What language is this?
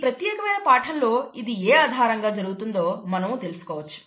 Telugu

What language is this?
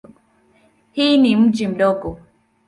Swahili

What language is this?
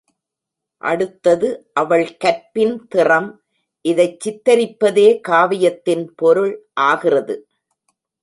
Tamil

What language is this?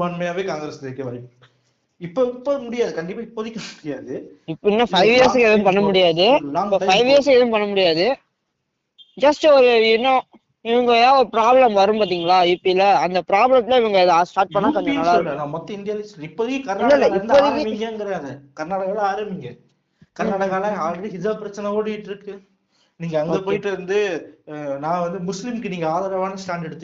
Tamil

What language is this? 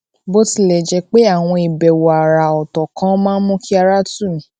Yoruba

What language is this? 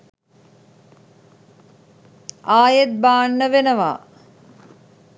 Sinhala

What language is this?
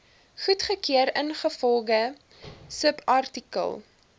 Afrikaans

